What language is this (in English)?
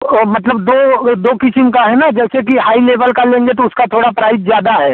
Hindi